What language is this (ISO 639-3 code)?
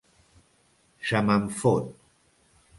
cat